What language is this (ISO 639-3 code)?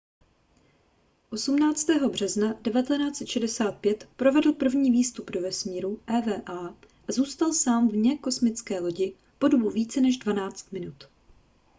ces